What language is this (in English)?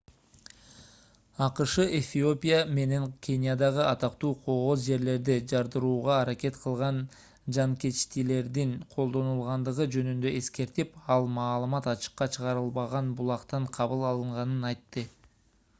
Kyrgyz